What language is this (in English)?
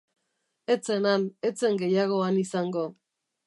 Basque